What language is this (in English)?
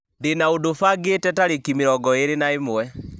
Kikuyu